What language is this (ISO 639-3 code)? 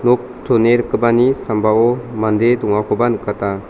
grt